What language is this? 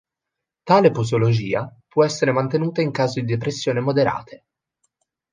Italian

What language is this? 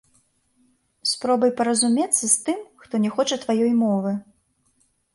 Belarusian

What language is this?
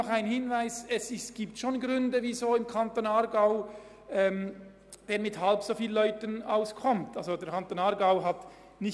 Swiss German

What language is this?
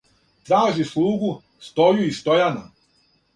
Serbian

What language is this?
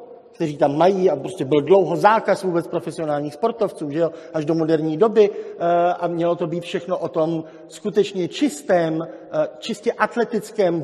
Czech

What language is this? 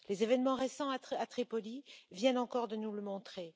French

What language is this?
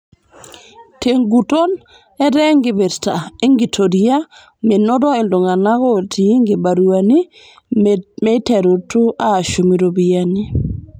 Masai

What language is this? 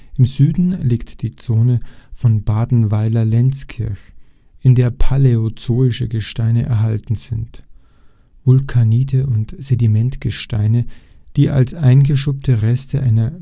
German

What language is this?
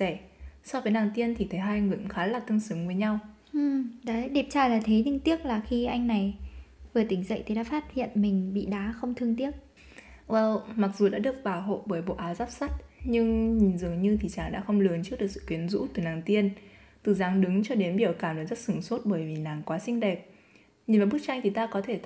Vietnamese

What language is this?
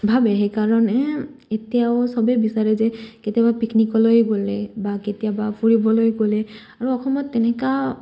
Assamese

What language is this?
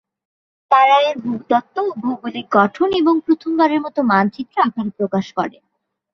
Bangla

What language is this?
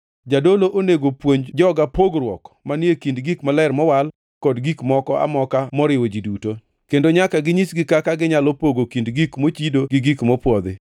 Luo (Kenya and Tanzania)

